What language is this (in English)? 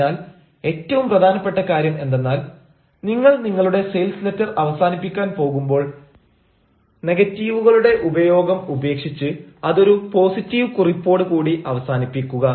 Malayalam